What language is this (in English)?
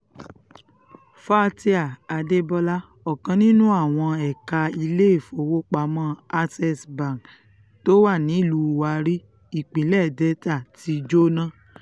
Yoruba